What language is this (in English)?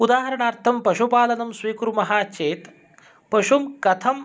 Sanskrit